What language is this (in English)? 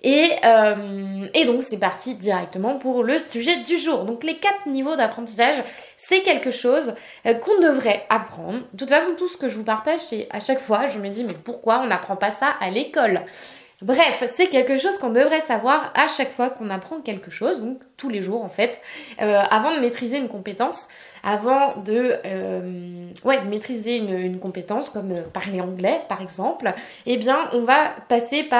French